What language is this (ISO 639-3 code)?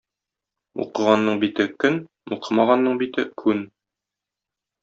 tat